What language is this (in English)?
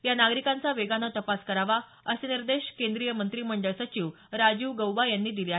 Marathi